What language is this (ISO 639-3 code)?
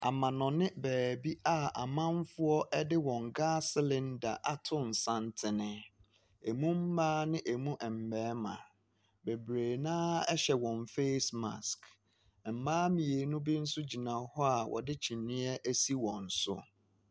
aka